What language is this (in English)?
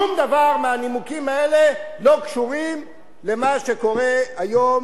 Hebrew